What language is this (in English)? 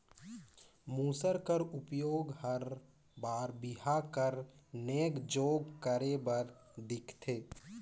Chhattisgarhi